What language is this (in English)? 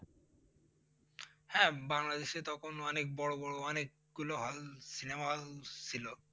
Bangla